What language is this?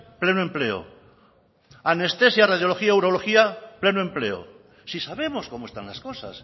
Spanish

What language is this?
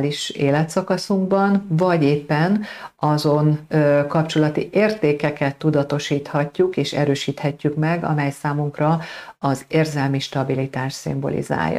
Hungarian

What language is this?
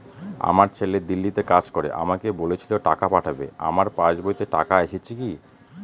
Bangla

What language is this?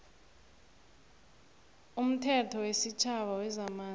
South Ndebele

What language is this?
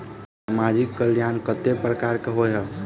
Maithili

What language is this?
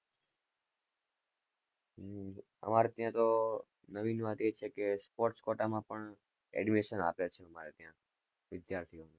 Gujarati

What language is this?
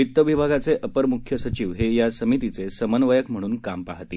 Marathi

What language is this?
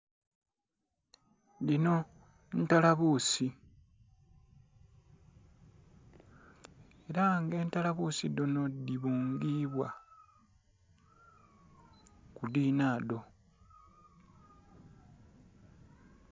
Soga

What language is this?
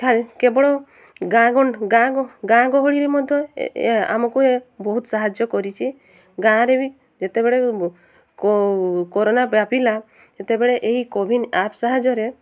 Odia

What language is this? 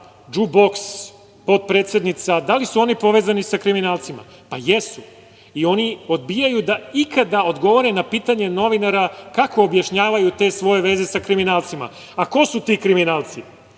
Serbian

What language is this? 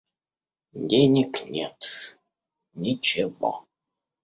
Russian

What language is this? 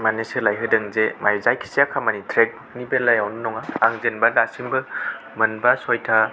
Bodo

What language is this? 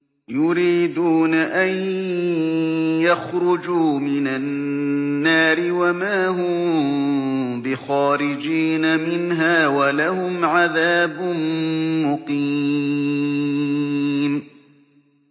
Arabic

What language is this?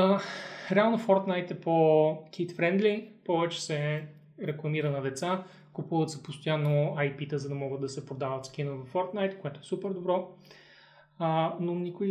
Bulgarian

